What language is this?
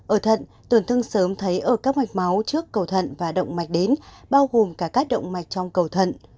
Vietnamese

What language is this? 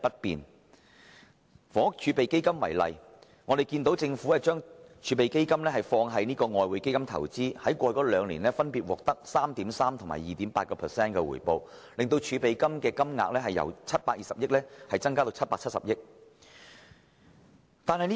Cantonese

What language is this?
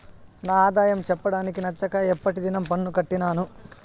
Telugu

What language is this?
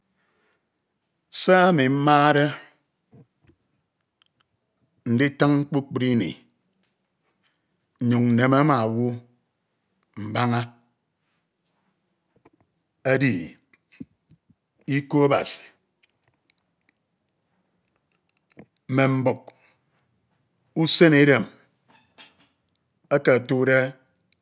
Ito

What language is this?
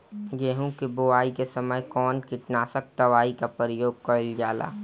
Bhojpuri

